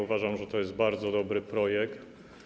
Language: Polish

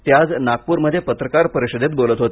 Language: Marathi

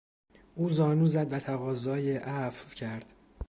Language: Persian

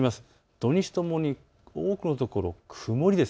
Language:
Japanese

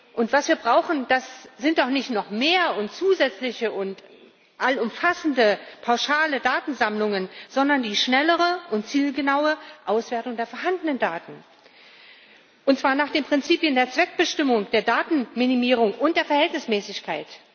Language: German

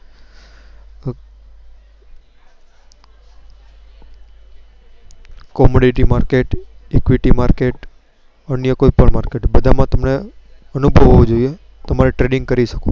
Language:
Gujarati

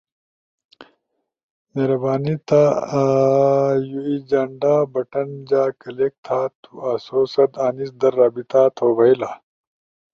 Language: Ushojo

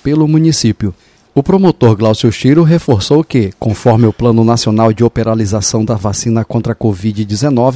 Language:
Portuguese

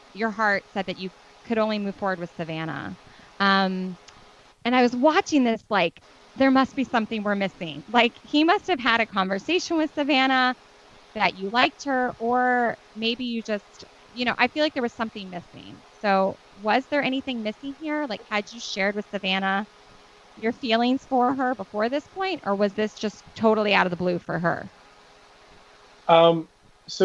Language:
English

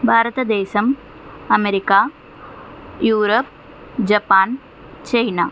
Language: Telugu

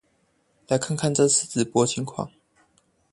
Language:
Chinese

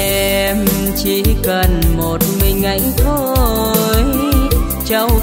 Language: Vietnamese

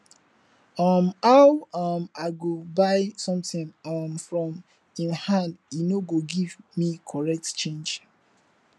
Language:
Nigerian Pidgin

